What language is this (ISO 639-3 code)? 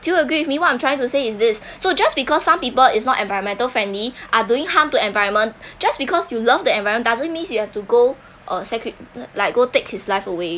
eng